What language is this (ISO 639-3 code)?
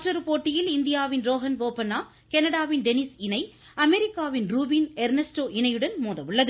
tam